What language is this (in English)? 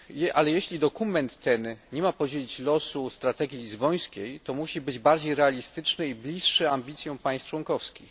Polish